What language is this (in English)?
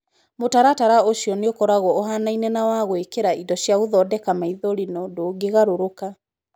Kikuyu